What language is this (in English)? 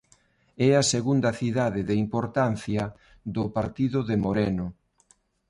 Galician